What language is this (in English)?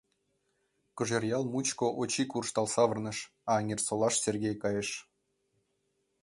Mari